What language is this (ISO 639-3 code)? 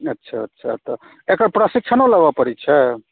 mai